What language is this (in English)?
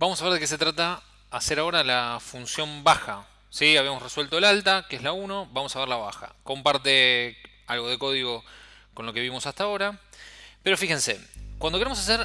Spanish